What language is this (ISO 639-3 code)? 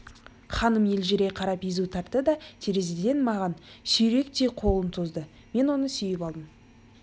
kaz